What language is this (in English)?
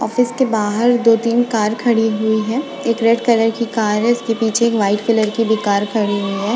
Hindi